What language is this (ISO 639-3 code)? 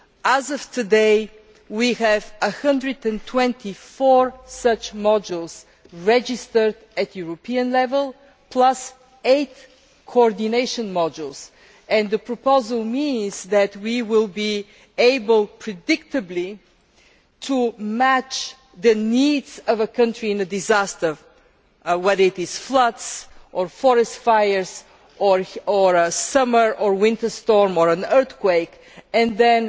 eng